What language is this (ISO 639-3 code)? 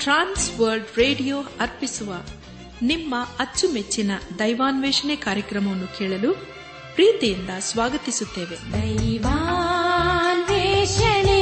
kan